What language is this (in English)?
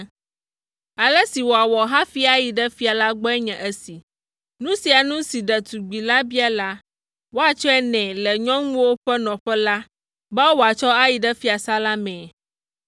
Ewe